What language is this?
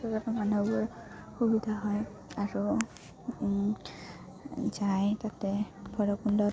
Assamese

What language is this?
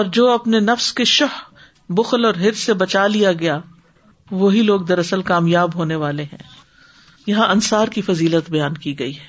Urdu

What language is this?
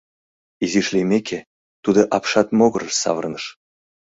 Mari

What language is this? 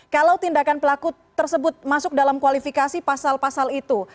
Indonesian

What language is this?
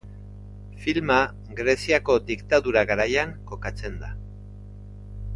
Basque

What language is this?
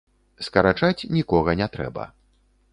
Belarusian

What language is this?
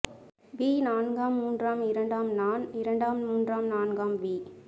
Tamil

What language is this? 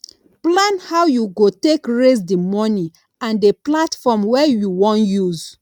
Nigerian Pidgin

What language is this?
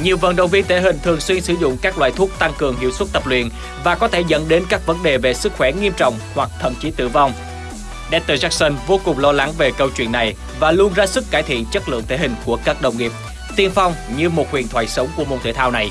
Vietnamese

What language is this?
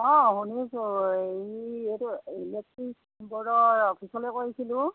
Assamese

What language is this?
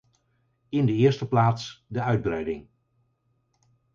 Dutch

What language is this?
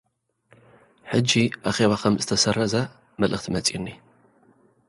Tigrinya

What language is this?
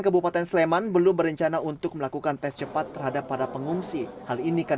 Indonesian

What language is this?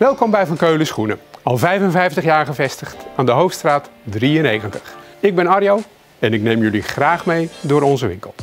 Dutch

